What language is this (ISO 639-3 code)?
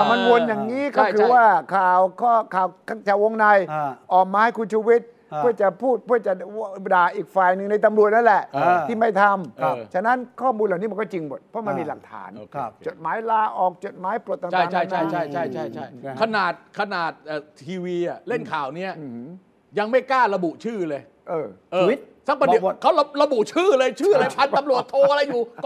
tha